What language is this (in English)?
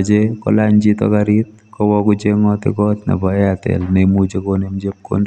Kalenjin